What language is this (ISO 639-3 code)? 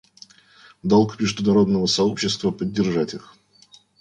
rus